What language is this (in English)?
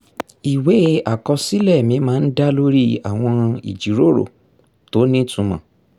Yoruba